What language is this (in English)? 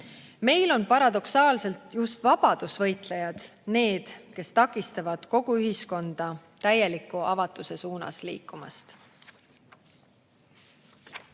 Estonian